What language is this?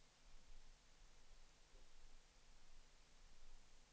Danish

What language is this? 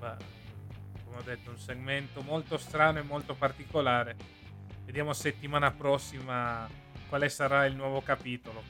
Italian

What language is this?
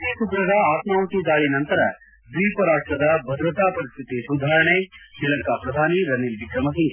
Kannada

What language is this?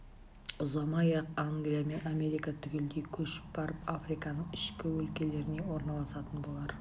Kazakh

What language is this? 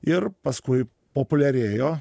Lithuanian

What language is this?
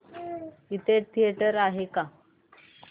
Marathi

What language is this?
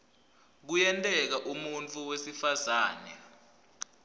Swati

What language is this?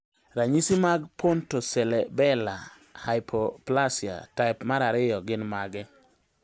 Luo (Kenya and Tanzania)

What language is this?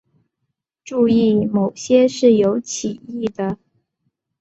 Chinese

